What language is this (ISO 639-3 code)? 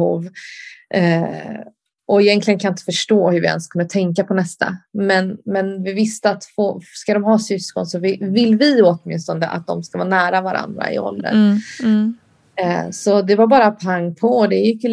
swe